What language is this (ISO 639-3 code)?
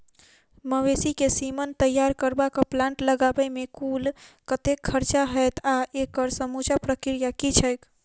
mai